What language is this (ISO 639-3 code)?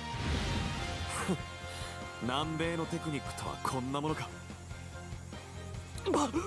jpn